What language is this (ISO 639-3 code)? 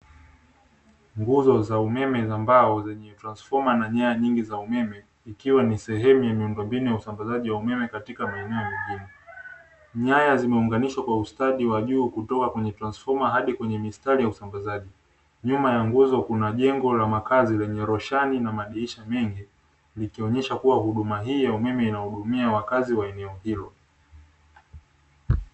swa